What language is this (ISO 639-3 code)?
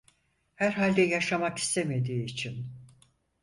tur